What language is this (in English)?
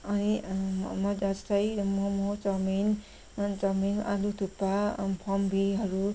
Nepali